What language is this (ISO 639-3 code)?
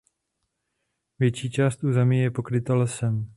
ces